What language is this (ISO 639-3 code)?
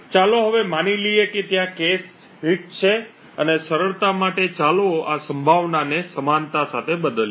guj